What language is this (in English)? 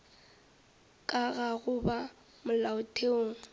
Northern Sotho